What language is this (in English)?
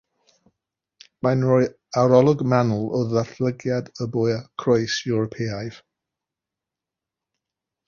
Welsh